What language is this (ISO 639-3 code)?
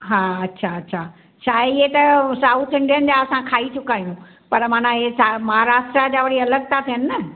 snd